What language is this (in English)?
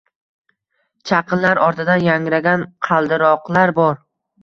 Uzbek